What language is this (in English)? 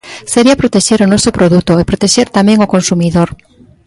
Galician